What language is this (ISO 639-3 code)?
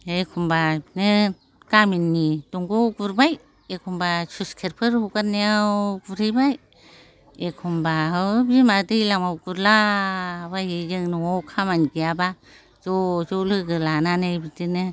brx